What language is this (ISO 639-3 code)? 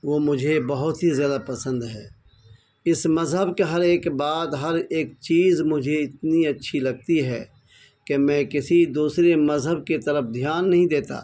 urd